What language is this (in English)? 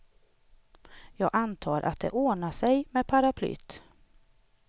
Swedish